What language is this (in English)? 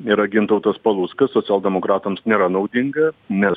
Lithuanian